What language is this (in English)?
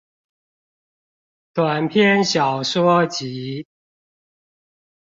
Chinese